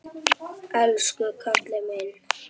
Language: Icelandic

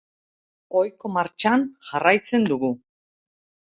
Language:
Basque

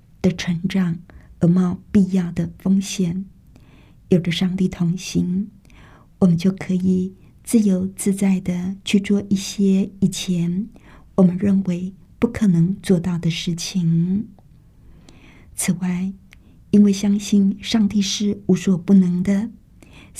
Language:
Chinese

